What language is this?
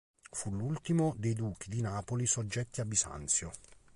Italian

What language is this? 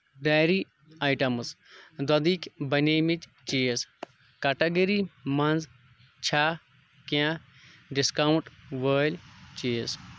Kashmiri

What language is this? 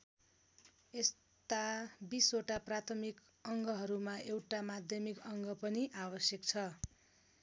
Nepali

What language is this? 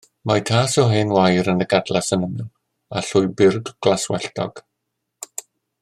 Welsh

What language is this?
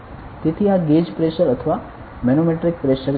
Gujarati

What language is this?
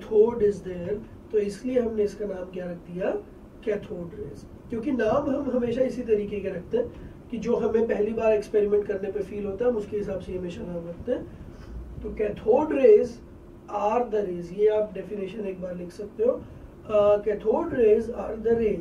Portuguese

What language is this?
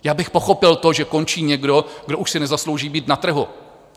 Czech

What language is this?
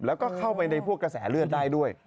Thai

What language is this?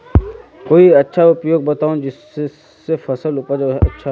Magahi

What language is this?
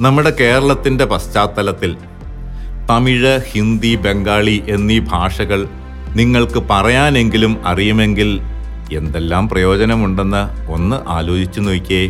Malayalam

